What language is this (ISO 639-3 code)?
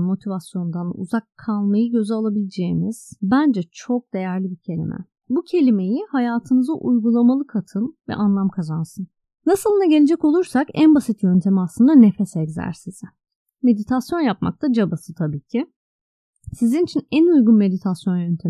tur